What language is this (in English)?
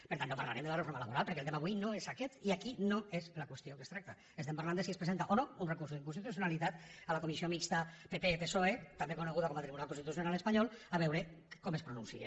Catalan